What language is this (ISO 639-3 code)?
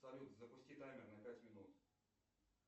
rus